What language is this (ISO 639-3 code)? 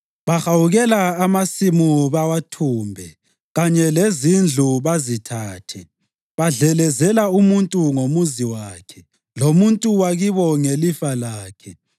nde